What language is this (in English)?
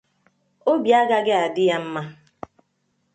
Igbo